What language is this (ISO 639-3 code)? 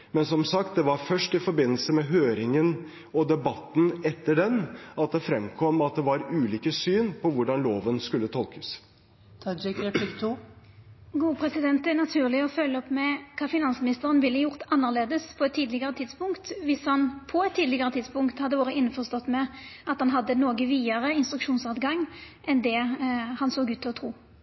nor